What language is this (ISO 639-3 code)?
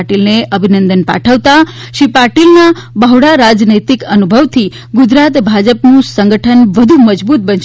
guj